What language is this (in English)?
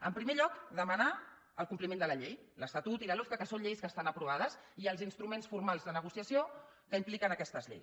Catalan